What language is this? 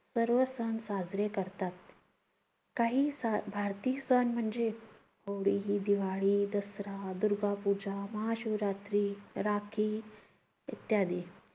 Marathi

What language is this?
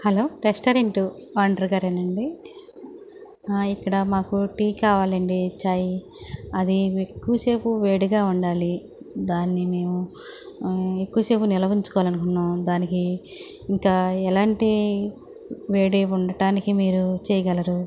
Telugu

